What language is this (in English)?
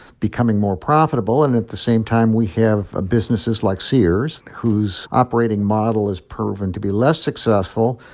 English